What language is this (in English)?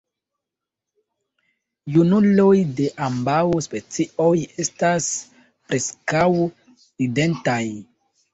Esperanto